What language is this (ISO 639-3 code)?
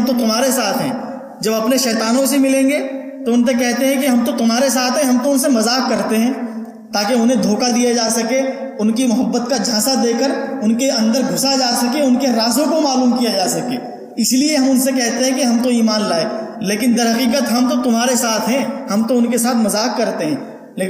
urd